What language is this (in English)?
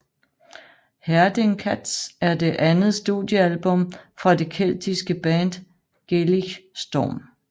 Danish